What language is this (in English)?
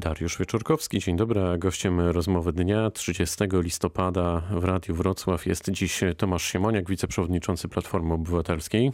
Polish